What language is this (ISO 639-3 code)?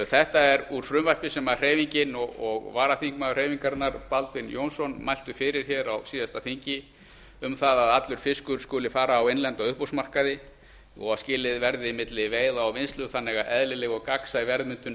isl